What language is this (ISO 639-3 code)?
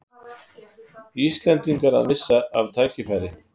isl